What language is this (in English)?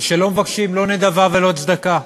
Hebrew